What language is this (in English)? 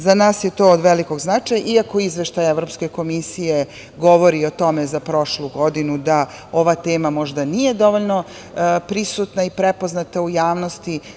Serbian